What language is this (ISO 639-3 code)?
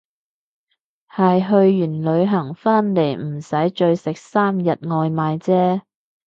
yue